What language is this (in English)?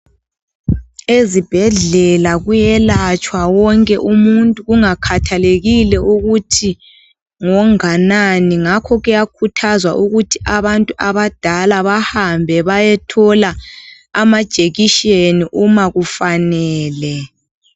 North Ndebele